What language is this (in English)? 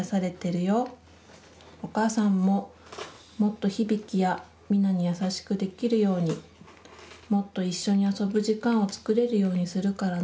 Japanese